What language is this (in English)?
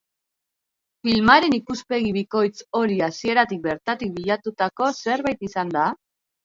Basque